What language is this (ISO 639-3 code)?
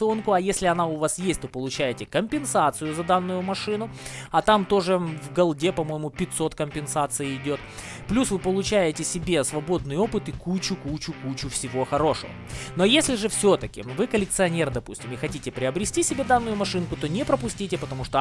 rus